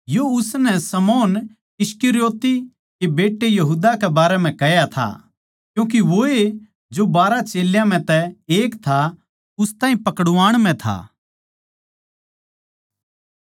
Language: Haryanvi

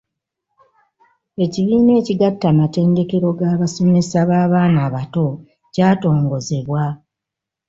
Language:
Ganda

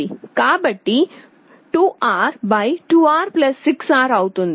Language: Telugu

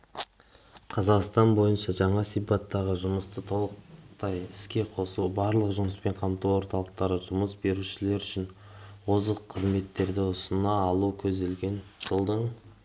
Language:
Kazakh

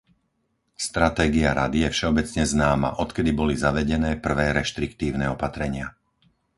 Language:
Slovak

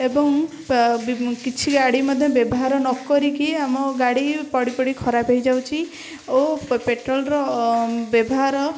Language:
Odia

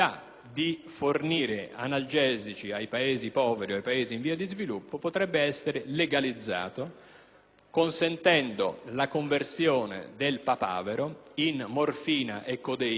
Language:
Italian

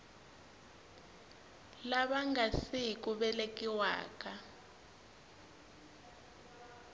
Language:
Tsonga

